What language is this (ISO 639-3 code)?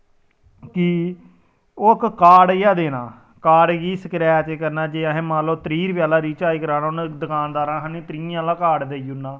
doi